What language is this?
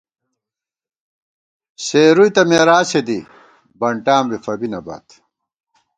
Gawar-Bati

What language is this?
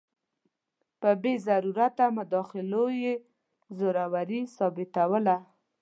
Pashto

